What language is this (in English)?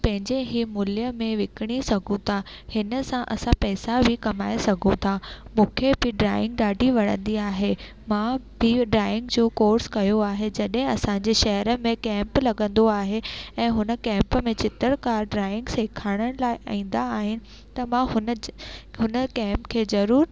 Sindhi